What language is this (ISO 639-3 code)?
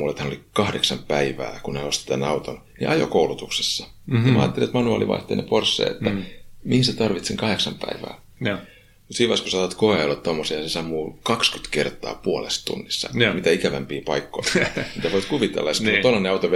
fin